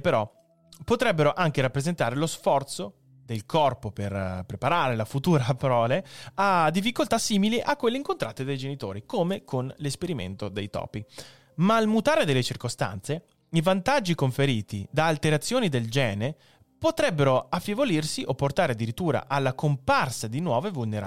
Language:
Italian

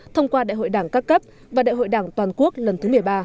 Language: Vietnamese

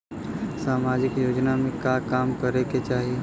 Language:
Bhojpuri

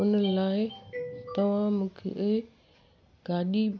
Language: Sindhi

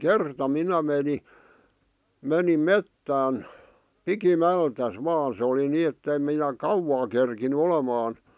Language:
Finnish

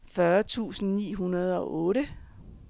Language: Danish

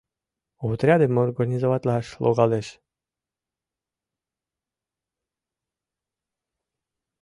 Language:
Mari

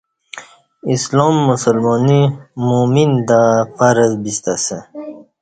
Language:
Kati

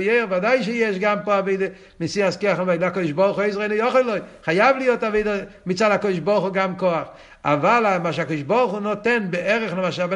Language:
Hebrew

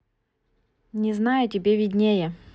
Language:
Russian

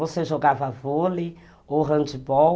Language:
Portuguese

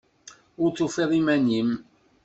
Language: Kabyle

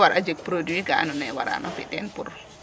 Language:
Serer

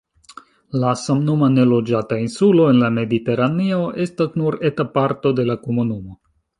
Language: Esperanto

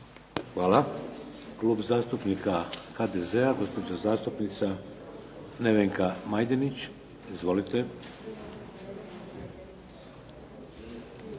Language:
Croatian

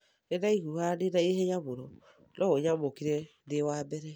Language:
Kikuyu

